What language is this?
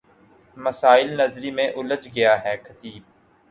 Urdu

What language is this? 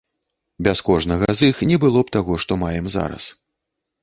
Belarusian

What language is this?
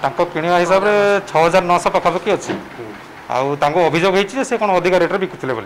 Hindi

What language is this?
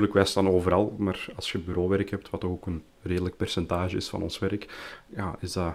Dutch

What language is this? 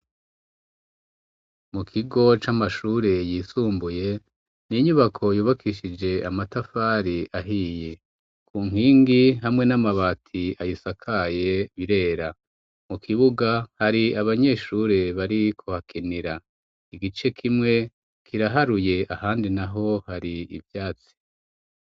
Rundi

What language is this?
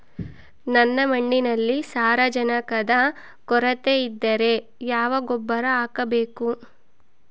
Kannada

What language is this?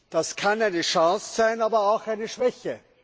German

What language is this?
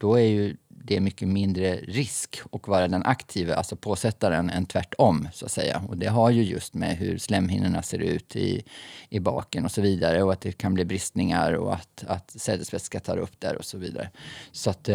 Swedish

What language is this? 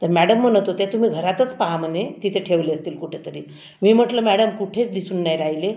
Marathi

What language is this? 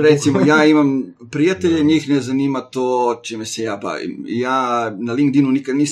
Croatian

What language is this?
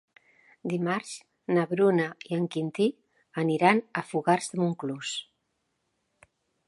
Catalan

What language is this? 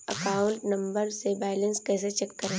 Hindi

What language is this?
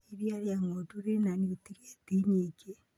Kikuyu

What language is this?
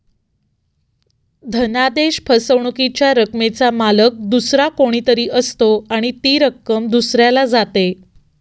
Marathi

